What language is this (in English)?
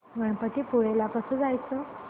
Marathi